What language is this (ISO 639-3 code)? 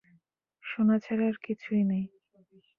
ben